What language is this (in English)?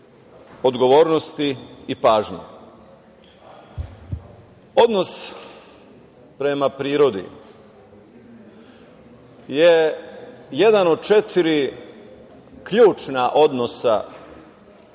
Serbian